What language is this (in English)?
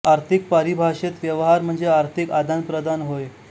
Marathi